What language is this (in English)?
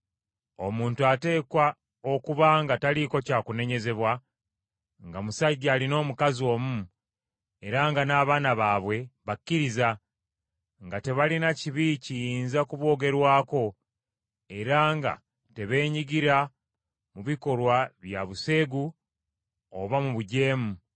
Ganda